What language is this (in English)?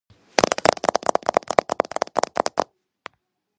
Georgian